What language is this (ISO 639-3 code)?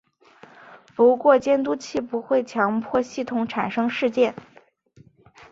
zho